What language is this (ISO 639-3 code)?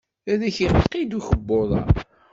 kab